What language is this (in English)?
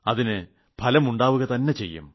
Malayalam